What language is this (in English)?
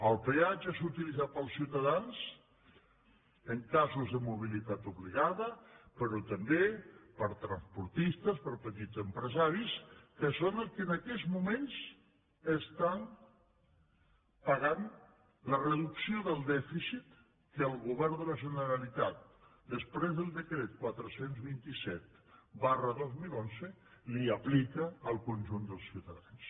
Catalan